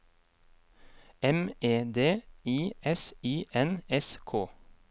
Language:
Norwegian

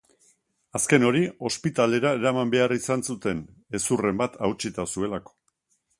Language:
Basque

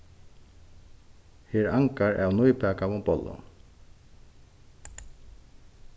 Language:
Faroese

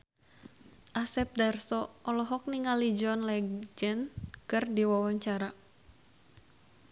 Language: Sundanese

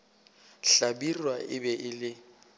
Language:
Northern Sotho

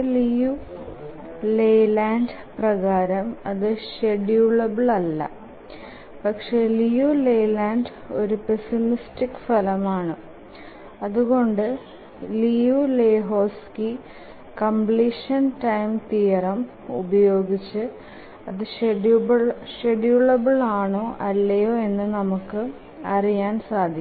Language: Malayalam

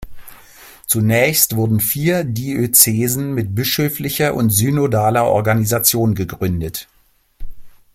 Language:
German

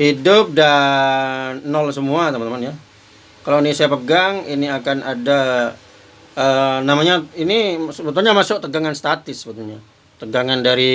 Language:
Indonesian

